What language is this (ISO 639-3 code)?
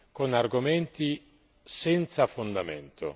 ita